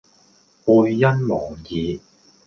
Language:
Cantonese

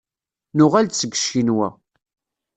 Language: Kabyle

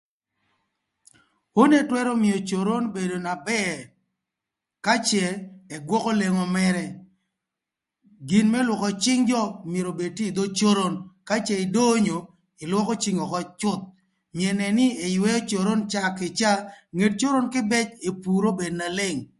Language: Thur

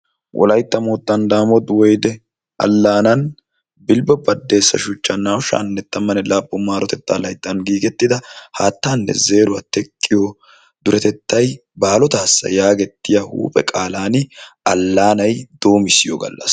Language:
Wolaytta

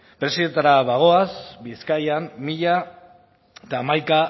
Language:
Basque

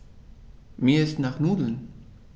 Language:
German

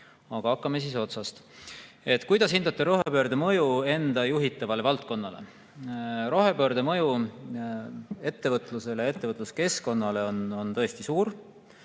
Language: Estonian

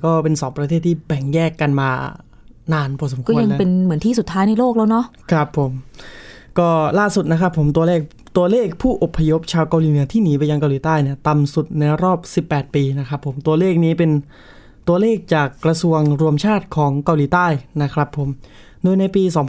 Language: Thai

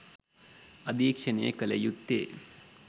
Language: Sinhala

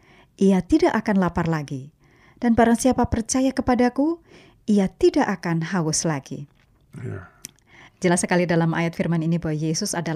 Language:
Indonesian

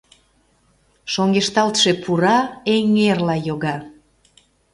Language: Mari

